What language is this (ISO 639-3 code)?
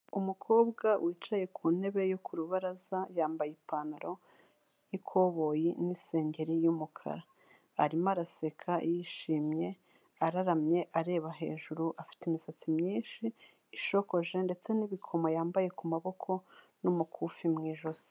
kin